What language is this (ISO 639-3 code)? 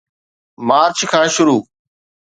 snd